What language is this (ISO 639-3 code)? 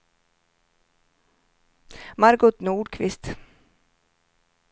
swe